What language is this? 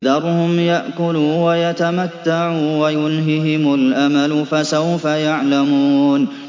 Arabic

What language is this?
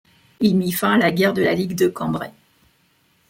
French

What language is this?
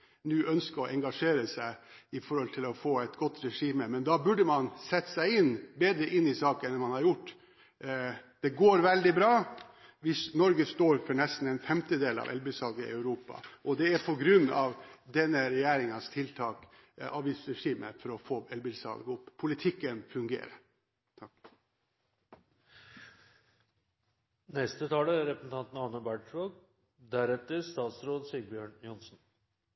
Norwegian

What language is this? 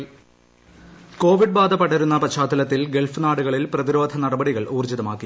Malayalam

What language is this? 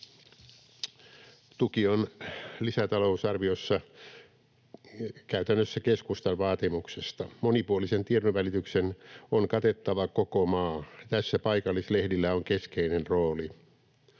Finnish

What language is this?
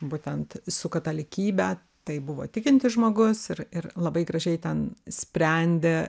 Lithuanian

